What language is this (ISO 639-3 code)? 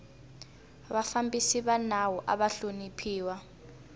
tso